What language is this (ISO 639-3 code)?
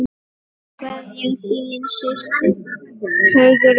isl